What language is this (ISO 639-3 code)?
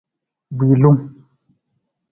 nmz